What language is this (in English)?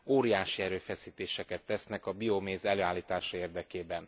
Hungarian